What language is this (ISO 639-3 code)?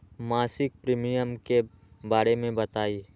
mag